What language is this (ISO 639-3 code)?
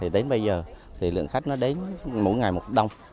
vie